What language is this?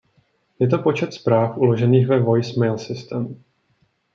Czech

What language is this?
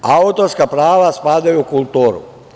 Serbian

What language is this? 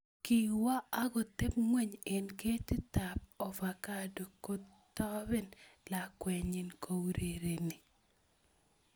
Kalenjin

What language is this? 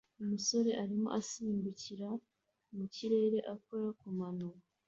Kinyarwanda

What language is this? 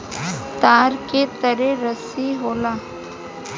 Bhojpuri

